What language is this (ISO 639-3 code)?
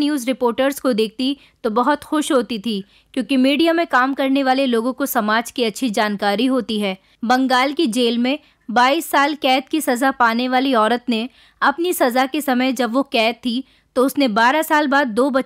hin